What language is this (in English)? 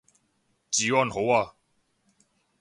Cantonese